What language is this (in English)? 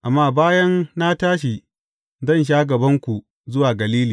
Hausa